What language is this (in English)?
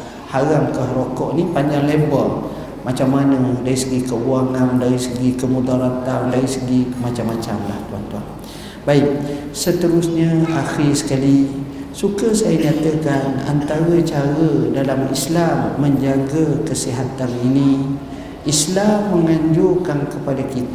Malay